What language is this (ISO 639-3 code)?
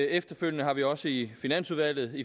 dan